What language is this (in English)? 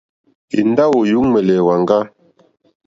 Mokpwe